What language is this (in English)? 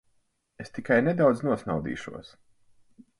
Latvian